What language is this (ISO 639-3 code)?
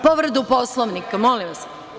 srp